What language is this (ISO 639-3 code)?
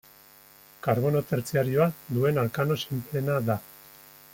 eus